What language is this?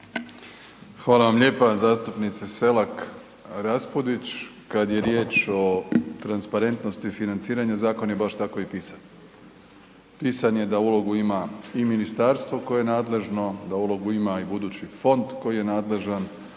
Croatian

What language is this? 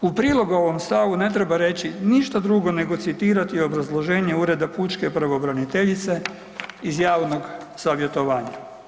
Croatian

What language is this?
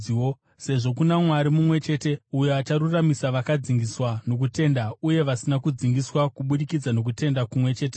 Shona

